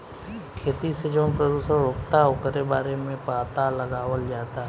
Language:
Bhojpuri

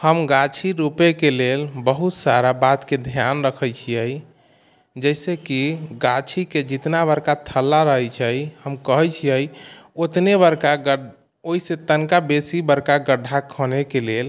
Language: Maithili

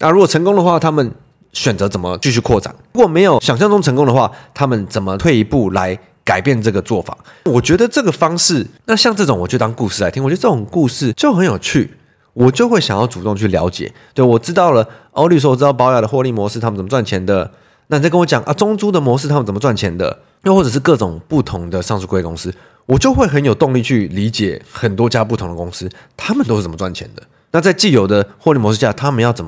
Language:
Chinese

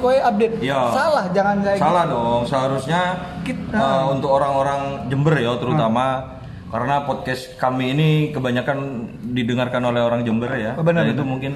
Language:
Indonesian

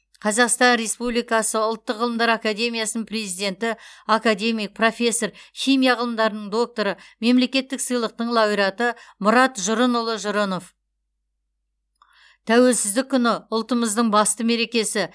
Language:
Kazakh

